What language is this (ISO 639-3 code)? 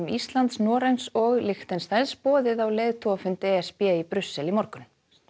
isl